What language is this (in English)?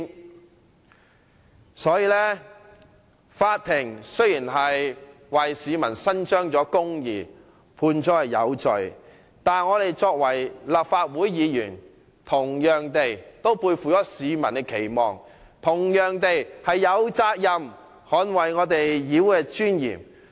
Cantonese